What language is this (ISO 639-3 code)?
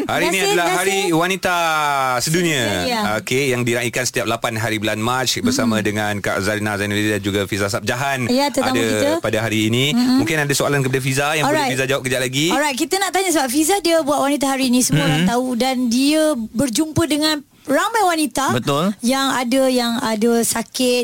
msa